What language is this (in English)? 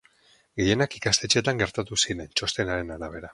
Basque